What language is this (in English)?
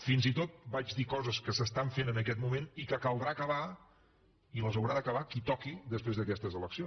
Catalan